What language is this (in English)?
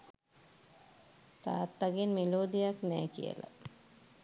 Sinhala